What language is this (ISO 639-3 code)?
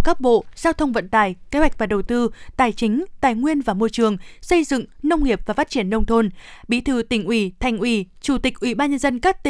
vie